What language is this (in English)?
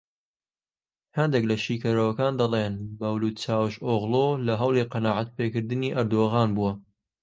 Central Kurdish